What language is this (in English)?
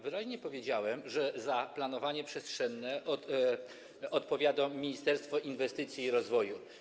Polish